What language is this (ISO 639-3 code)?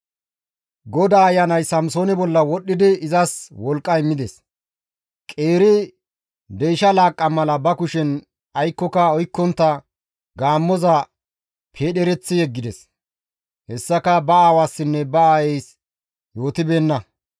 gmv